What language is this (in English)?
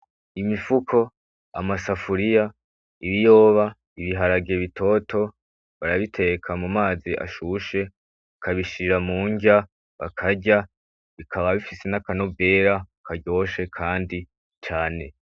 Rundi